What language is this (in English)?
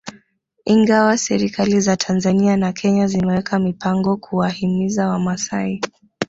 Swahili